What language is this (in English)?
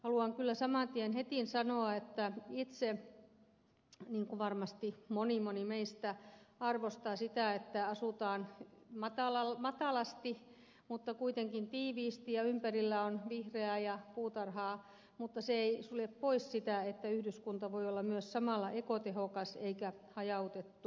Finnish